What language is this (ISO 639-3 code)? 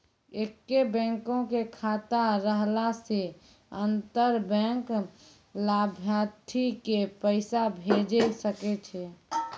mai